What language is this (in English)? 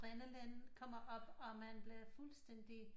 Danish